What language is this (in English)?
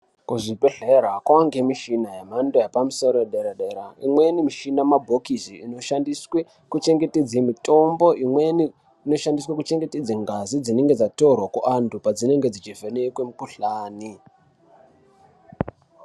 Ndau